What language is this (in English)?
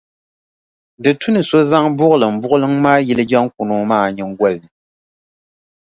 Dagbani